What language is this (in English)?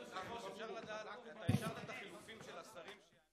Hebrew